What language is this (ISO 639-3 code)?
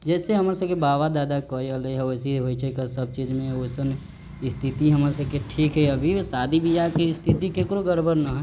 mai